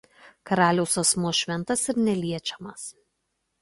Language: Lithuanian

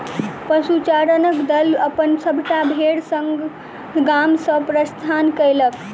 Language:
Maithili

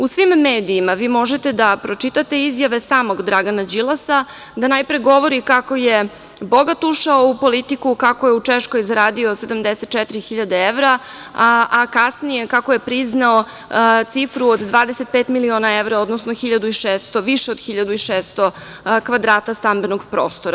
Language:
Serbian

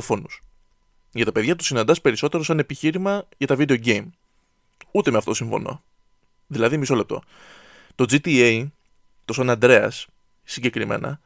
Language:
Greek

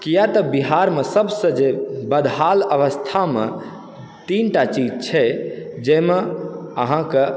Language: Maithili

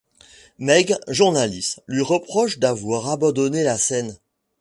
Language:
French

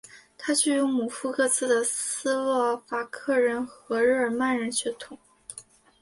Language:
Chinese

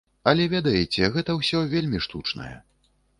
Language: Belarusian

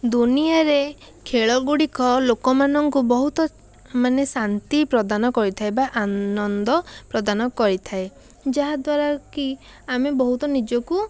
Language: Odia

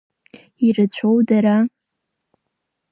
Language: Abkhazian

